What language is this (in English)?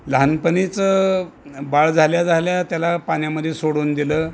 Marathi